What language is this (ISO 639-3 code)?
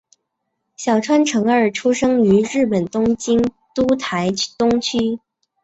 zho